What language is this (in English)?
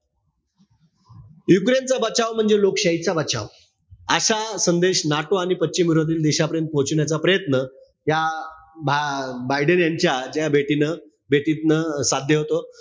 Marathi